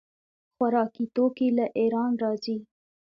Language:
Pashto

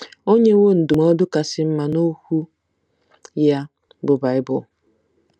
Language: Igbo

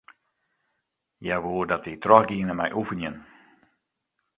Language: Western Frisian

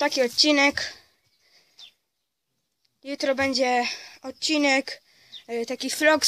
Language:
Polish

